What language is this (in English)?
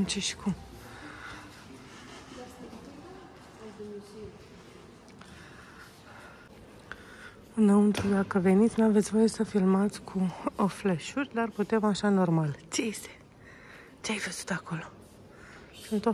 Romanian